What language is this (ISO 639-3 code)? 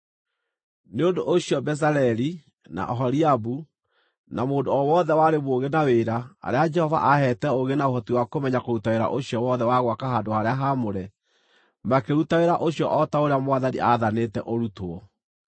kik